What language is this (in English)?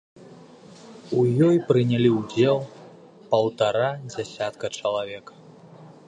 Belarusian